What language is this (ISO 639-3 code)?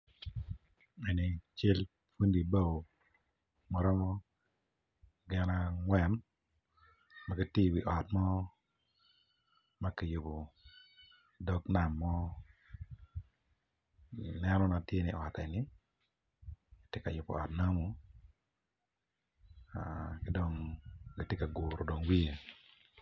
ach